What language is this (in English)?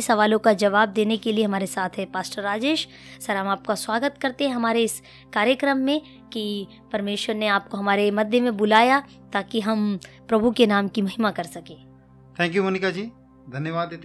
Hindi